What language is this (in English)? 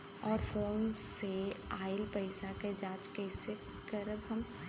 Bhojpuri